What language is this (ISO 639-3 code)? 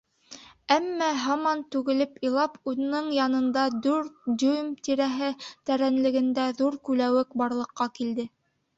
bak